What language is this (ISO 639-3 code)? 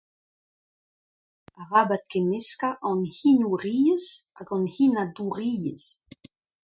bre